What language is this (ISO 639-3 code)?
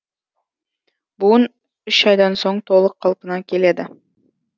kaz